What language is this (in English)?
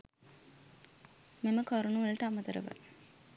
Sinhala